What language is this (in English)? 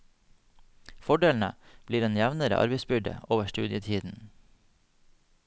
Norwegian